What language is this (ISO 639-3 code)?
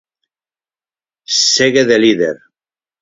glg